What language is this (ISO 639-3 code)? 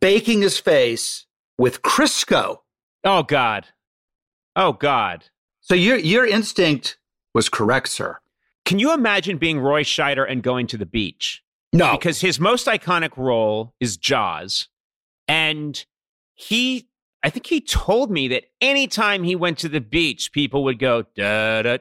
eng